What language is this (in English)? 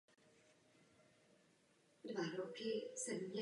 Czech